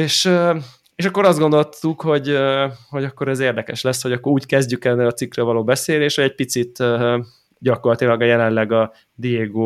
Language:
Hungarian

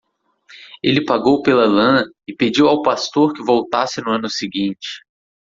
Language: Portuguese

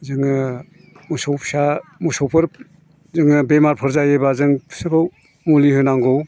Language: Bodo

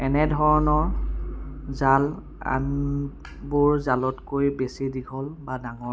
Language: Assamese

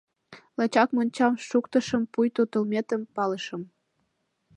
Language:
Mari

